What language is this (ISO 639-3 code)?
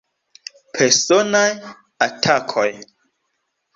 epo